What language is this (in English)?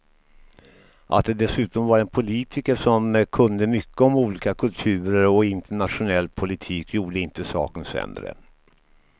Swedish